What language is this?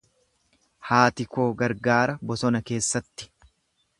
Oromo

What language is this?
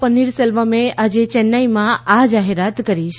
Gujarati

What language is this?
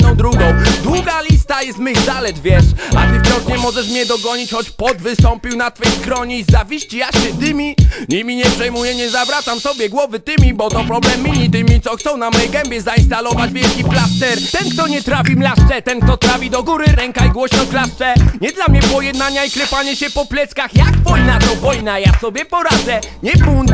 Polish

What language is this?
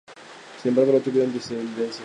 Spanish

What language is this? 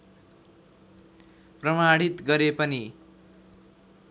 Nepali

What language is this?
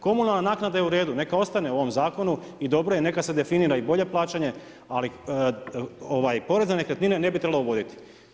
Croatian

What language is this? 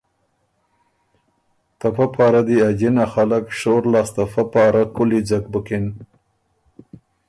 Ormuri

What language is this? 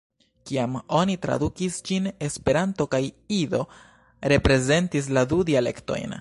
Esperanto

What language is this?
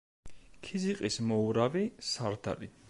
Georgian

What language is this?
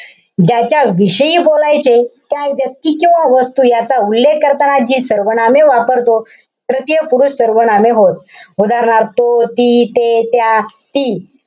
Marathi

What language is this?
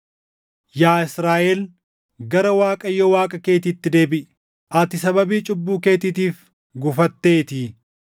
Oromo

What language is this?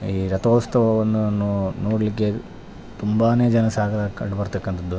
Kannada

